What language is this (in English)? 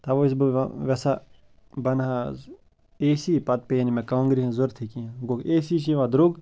Kashmiri